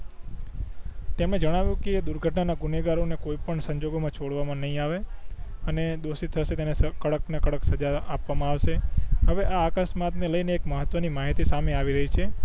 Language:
Gujarati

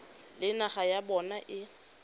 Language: Tswana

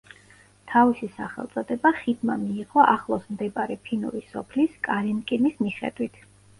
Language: Georgian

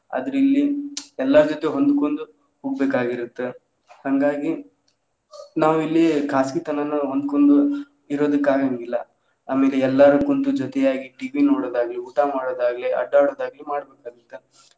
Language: Kannada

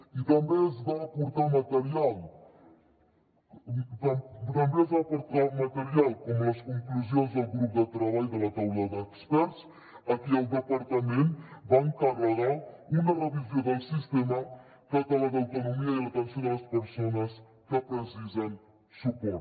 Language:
Catalan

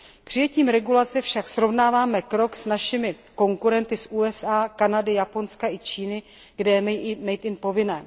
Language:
Czech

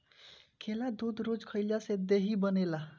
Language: Bhojpuri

